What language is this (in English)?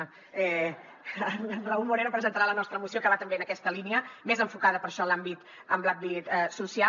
Catalan